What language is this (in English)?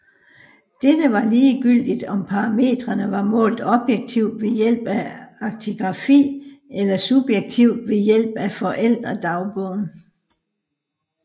Danish